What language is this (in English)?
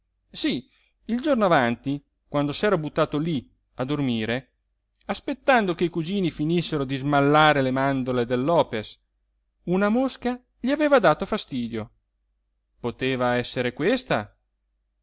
Italian